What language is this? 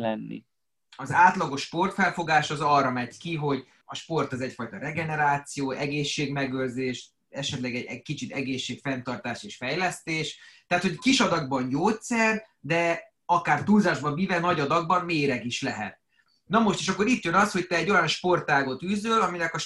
Hungarian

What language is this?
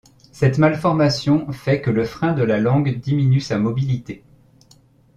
French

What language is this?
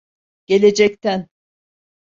Turkish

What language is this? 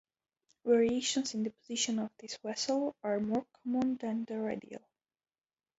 English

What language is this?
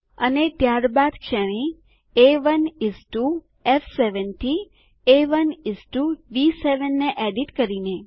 Gujarati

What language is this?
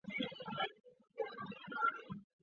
Chinese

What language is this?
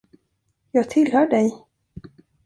Swedish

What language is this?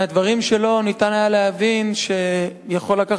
Hebrew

